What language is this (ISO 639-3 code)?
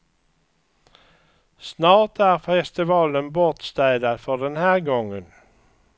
swe